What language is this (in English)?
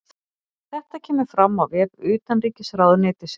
Icelandic